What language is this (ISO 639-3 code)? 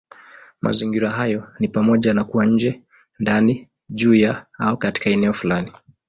swa